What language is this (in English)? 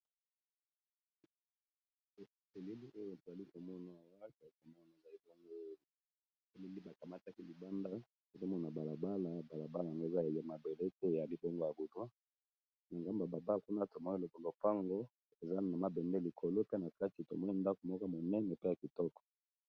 Lingala